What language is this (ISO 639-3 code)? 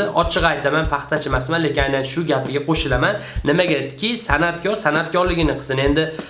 tur